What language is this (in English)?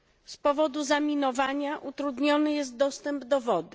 Polish